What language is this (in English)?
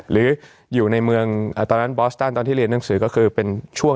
Thai